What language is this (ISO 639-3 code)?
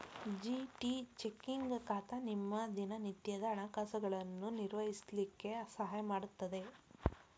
kan